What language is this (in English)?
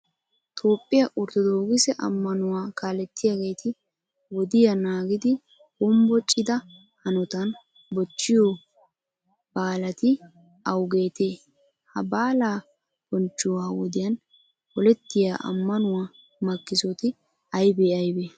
Wolaytta